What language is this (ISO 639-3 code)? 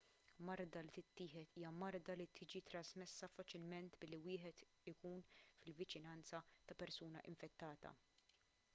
mlt